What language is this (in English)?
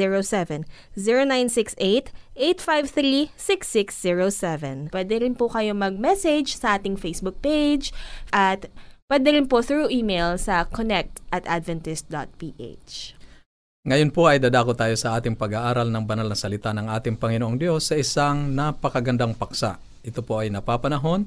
Filipino